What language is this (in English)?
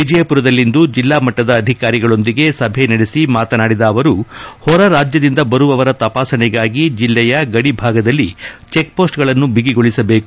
Kannada